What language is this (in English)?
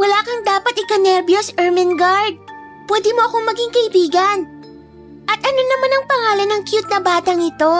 Filipino